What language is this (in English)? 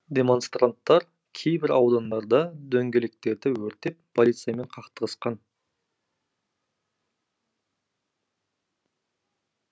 Kazakh